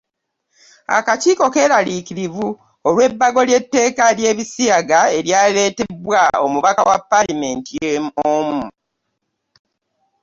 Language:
Ganda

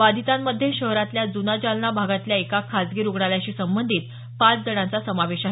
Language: Marathi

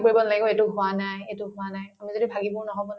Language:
Assamese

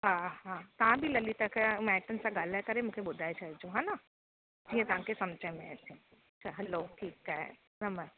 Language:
Sindhi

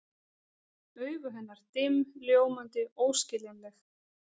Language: Icelandic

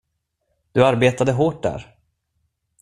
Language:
Swedish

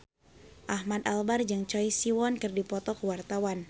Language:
Sundanese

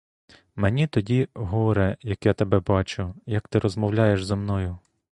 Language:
Ukrainian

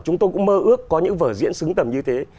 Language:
Vietnamese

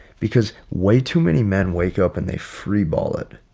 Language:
English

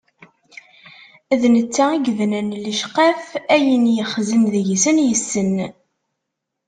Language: Kabyle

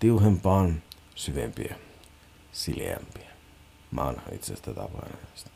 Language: Finnish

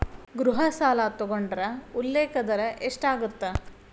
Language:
Kannada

